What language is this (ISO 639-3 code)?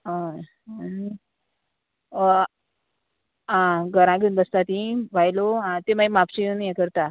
kok